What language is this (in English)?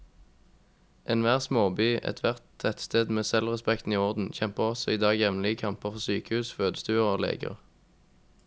Norwegian